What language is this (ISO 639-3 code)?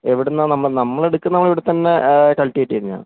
mal